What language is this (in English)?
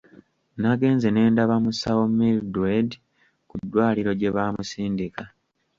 Ganda